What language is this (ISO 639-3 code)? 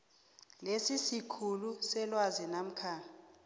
nbl